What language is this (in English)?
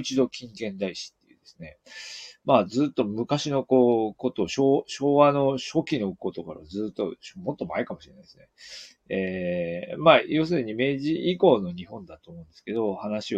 Japanese